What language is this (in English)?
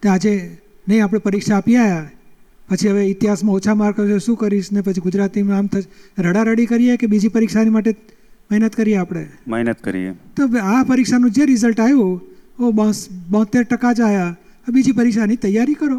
Gujarati